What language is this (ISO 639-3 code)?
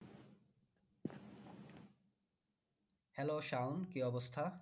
ben